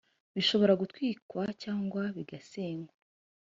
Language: Kinyarwanda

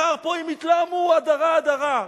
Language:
Hebrew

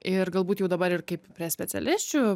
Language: Lithuanian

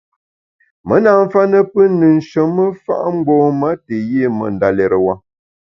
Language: Bamun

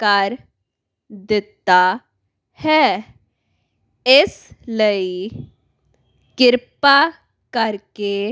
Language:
Punjabi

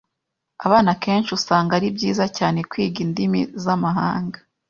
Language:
Kinyarwanda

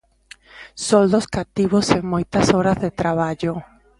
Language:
Galician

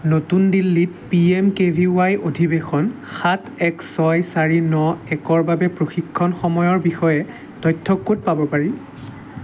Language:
Assamese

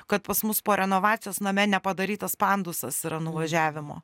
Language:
Lithuanian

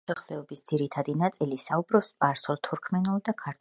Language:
Georgian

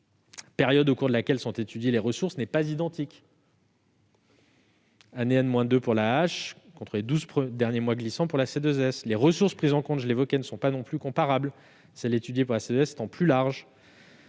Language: French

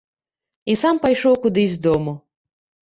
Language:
Belarusian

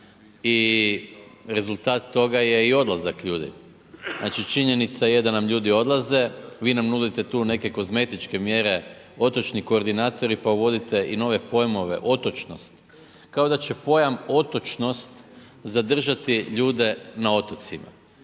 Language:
Croatian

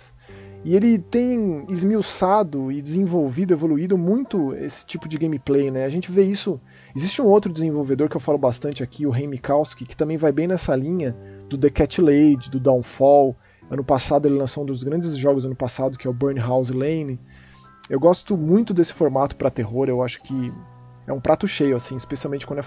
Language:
Portuguese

